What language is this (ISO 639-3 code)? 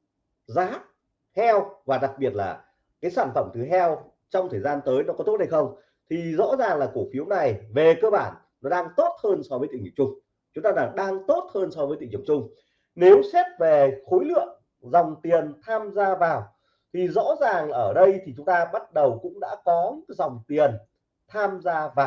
vie